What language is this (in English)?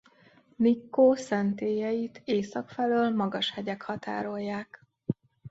Hungarian